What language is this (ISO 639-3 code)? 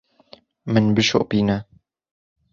kur